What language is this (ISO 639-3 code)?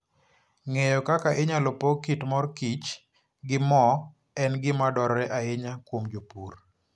luo